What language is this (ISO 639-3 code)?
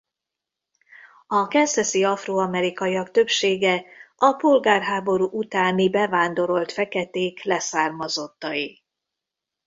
hun